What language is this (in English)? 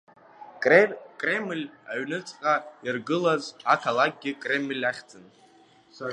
Abkhazian